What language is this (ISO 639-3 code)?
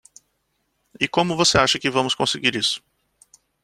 por